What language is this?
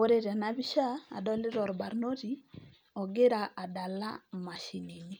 Masai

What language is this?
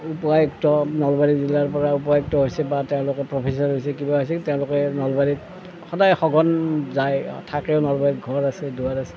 Assamese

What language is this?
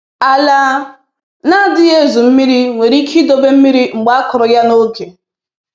Igbo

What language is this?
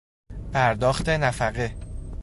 Persian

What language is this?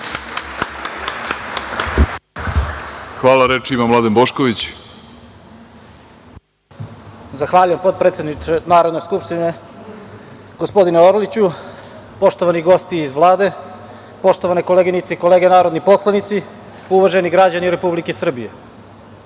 Serbian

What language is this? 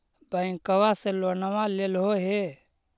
Magahi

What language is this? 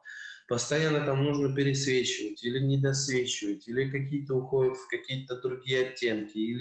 Russian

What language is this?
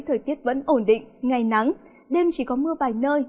Vietnamese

